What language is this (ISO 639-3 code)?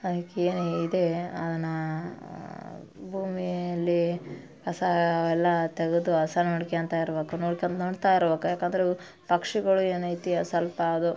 kan